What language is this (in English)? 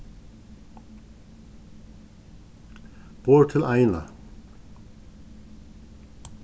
Faroese